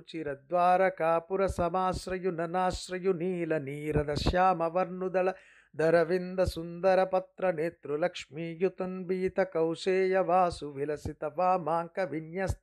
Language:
Telugu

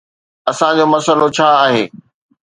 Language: Sindhi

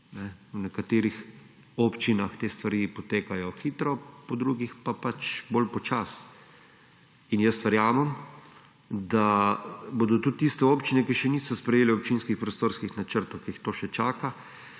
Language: Slovenian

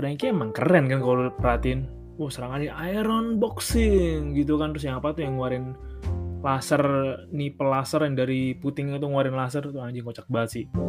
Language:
Indonesian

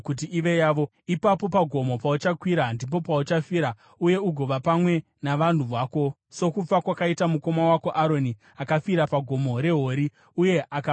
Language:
Shona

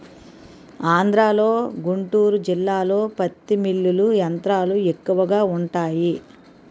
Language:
Telugu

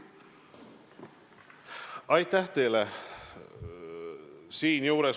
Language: Estonian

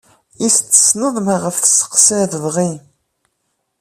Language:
Kabyle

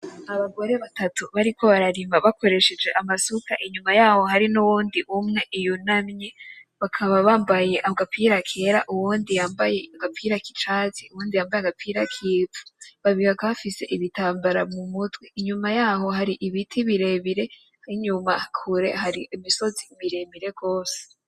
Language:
Rundi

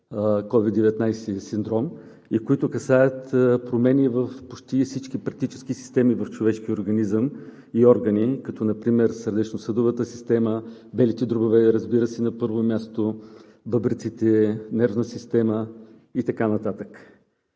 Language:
Bulgarian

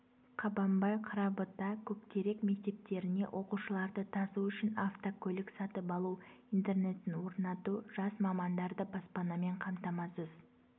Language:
Kazakh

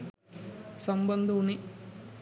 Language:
Sinhala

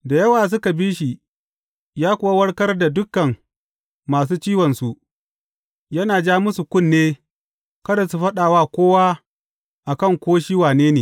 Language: Hausa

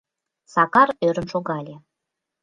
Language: Mari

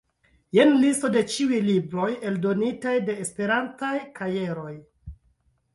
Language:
Esperanto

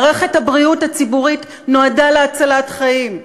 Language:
Hebrew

